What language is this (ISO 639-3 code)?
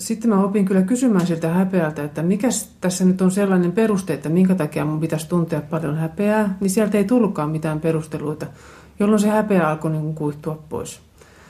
fin